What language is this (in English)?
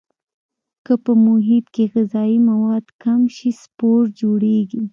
Pashto